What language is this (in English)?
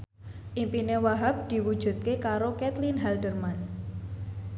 Javanese